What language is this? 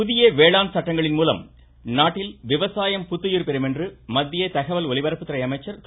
Tamil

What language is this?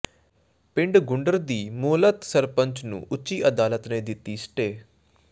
Punjabi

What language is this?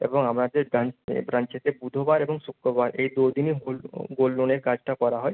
Bangla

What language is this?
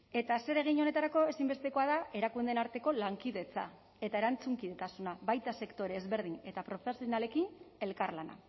Basque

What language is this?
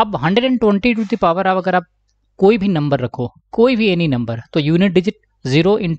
Hindi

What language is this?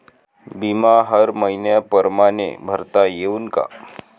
Marathi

